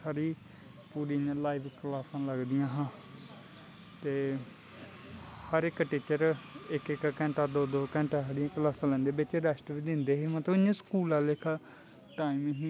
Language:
Dogri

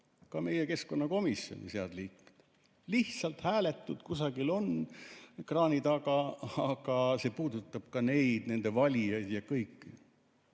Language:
Estonian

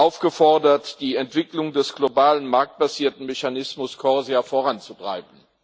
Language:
German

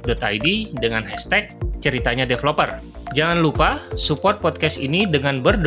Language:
Indonesian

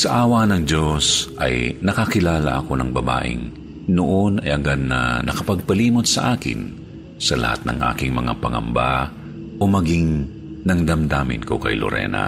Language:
Filipino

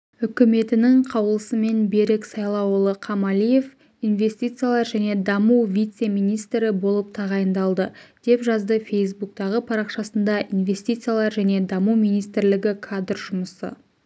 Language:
Kazakh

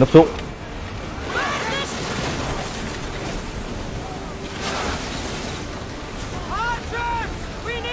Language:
Vietnamese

